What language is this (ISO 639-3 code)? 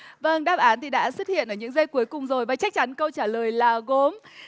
vie